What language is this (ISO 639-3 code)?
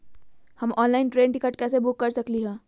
mag